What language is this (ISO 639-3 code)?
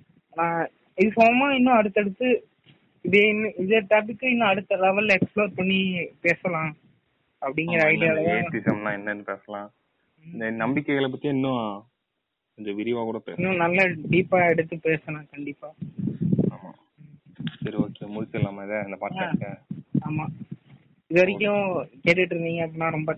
tam